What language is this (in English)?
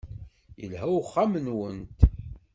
Kabyle